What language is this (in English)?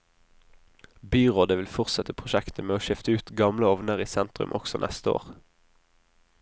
Norwegian